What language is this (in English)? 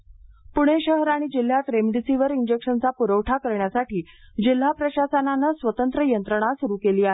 Marathi